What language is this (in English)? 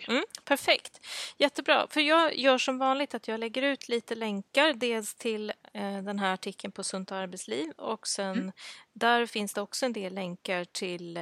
Swedish